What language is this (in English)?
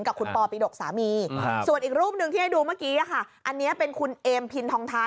Thai